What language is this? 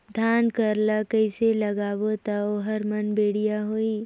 Chhattisgarhi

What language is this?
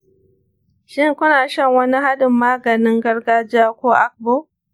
Hausa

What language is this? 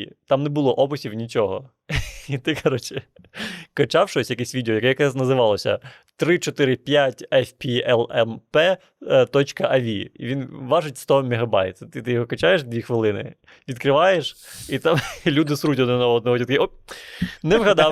Ukrainian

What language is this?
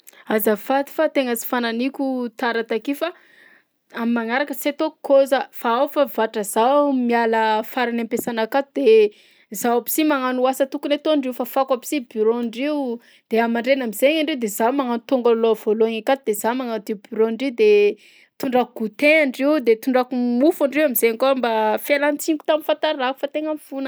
Southern Betsimisaraka Malagasy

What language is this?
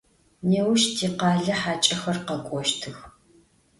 Adyghe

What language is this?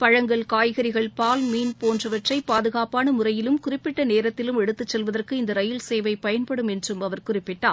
Tamil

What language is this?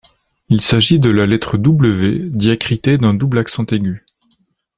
French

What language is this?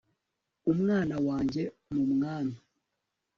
Kinyarwanda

